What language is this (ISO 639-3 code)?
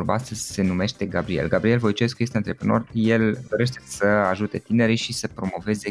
ron